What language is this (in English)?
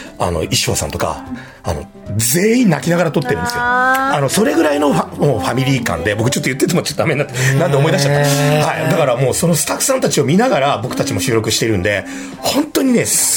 Japanese